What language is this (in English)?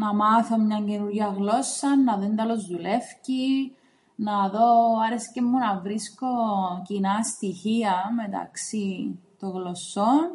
Greek